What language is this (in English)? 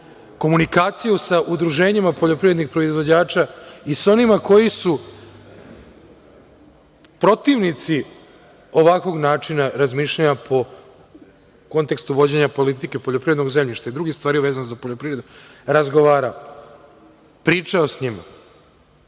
Serbian